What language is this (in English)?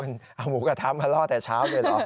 Thai